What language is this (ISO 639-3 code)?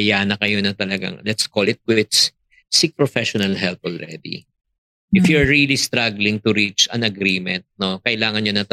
fil